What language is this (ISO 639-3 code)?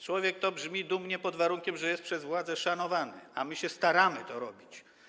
pol